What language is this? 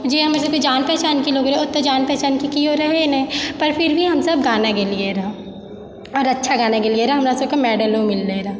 Maithili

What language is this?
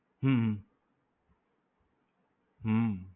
Gujarati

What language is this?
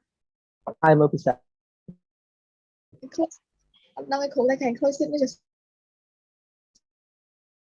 Vietnamese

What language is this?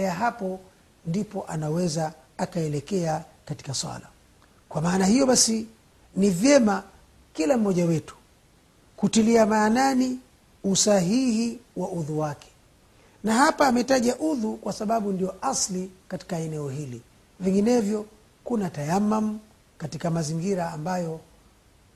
Swahili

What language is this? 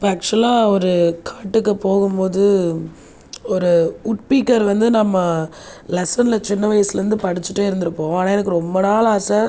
Tamil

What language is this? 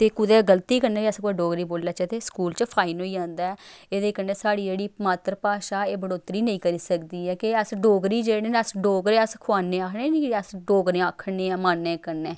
Dogri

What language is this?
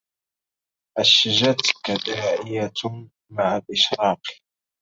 Arabic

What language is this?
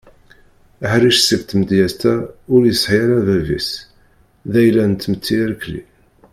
Kabyle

